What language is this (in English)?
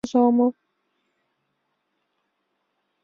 Mari